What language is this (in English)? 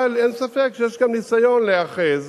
Hebrew